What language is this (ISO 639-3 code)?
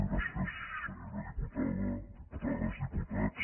cat